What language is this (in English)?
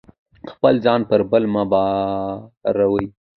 Pashto